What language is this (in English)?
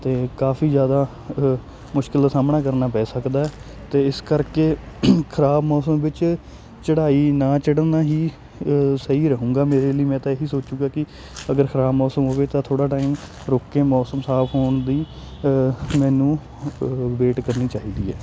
Punjabi